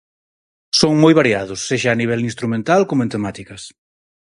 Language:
Galician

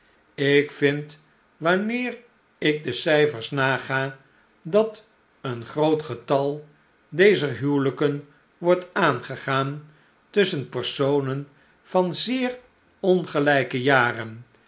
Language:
Dutch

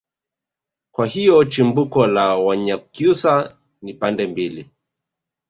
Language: Swahili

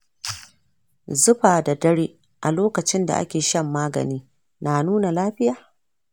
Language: Hausa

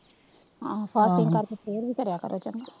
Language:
Punjabi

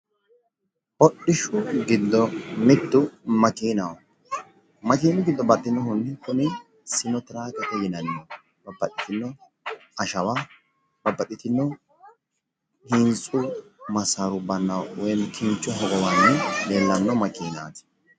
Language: Sidamo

